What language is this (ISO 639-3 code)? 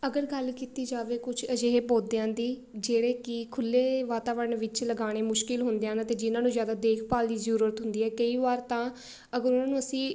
pan